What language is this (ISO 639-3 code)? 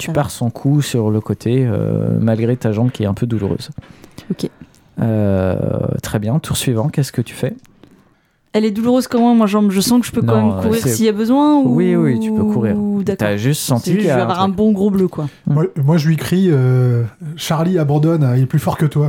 fra